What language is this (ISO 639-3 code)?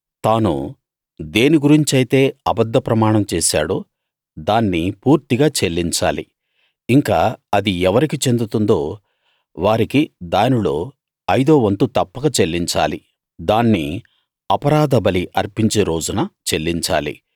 tel